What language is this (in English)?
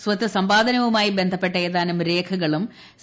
Malayalam